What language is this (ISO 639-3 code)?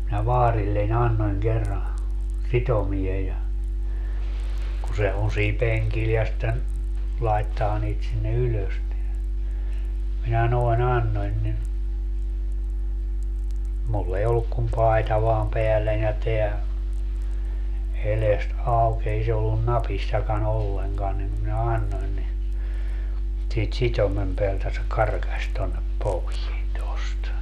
fin